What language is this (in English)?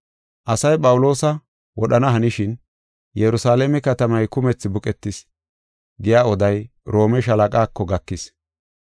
Gofa